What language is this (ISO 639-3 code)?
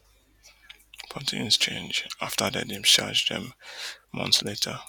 pcm